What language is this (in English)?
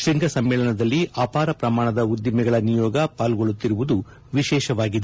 Kannada